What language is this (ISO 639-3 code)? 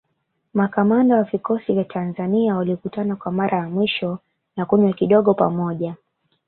swa